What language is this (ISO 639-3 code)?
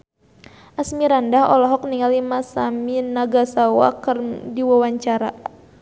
sun